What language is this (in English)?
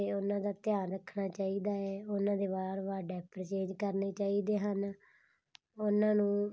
Punjabi